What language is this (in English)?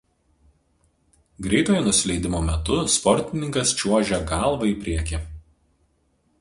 Lithuanian